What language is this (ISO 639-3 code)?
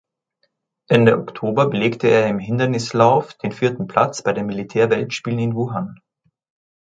deu